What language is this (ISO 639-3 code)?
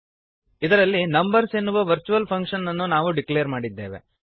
kan